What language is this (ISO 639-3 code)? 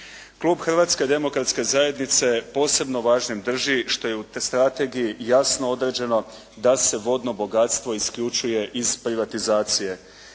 hrv